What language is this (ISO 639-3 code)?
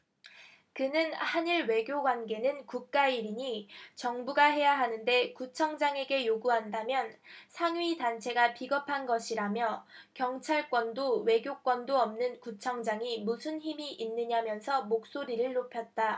kor